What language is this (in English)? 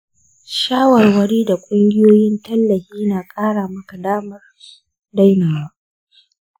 Hausa